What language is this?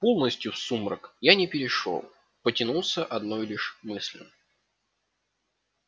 Russian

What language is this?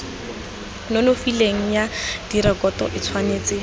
Tswana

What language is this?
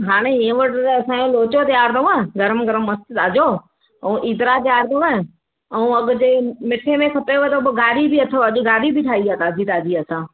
Sindhi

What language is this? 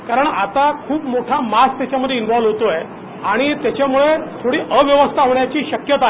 Marathi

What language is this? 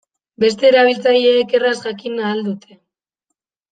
Basque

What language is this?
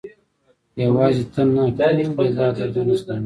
Pashto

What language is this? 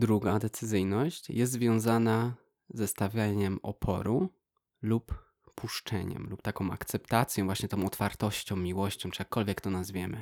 Polish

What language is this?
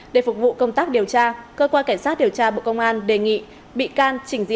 Vietnamese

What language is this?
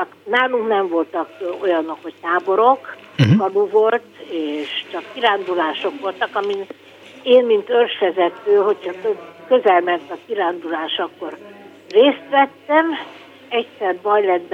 Hungarian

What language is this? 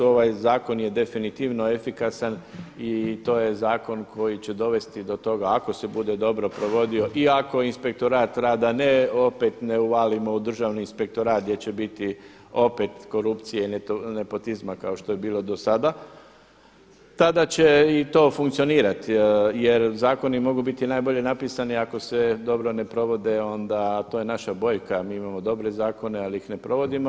Croatian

